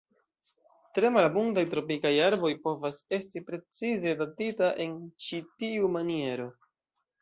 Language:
Esperanto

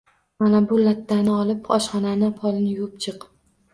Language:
Uzbek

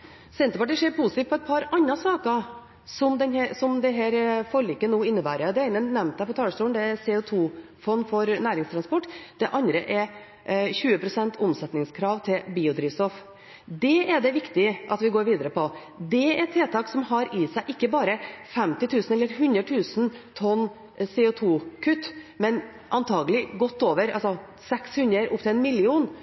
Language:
Norwegian Bokmål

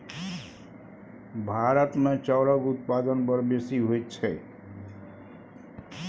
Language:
Maithili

